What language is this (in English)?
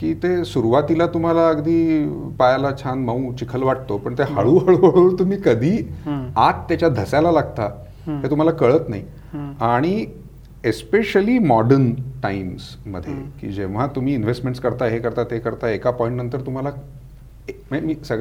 Marathi